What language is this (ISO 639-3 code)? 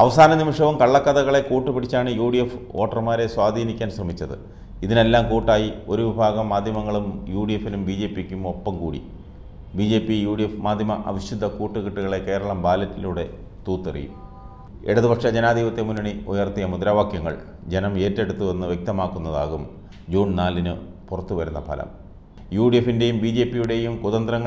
mal